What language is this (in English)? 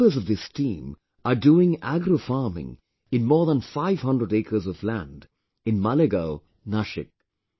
English